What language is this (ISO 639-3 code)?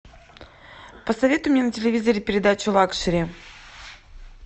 rus